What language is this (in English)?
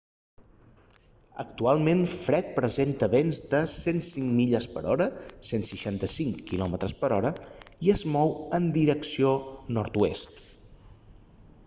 Catalan